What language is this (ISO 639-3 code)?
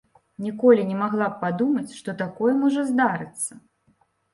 bel